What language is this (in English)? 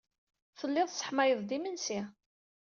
Kabyle